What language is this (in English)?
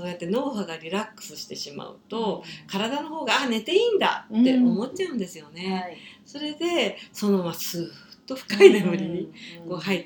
Japanese